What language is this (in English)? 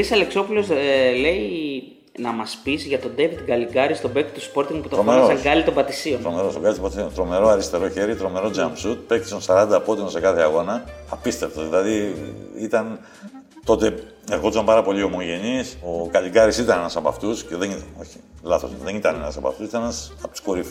Greek